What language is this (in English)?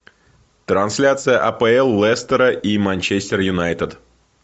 Russian